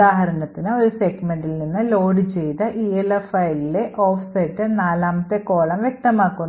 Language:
Malayalam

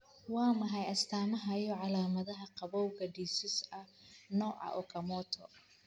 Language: Somali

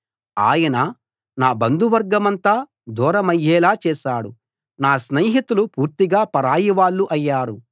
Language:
Telugu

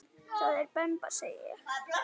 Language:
Icelandic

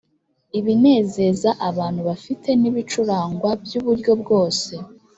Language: Kinyarwanda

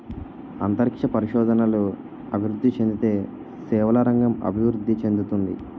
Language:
Telugu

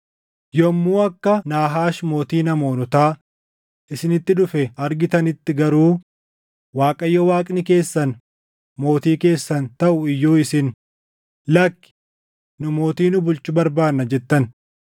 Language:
Oromo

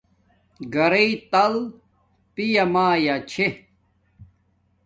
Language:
Domaaki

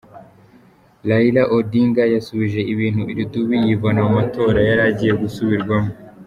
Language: Kinyarwanda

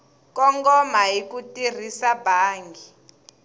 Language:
Tsonga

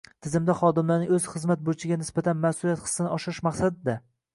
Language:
Uzbek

